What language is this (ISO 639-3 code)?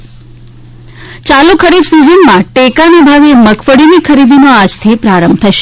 guj